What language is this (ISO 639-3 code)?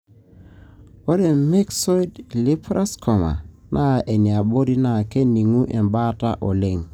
mas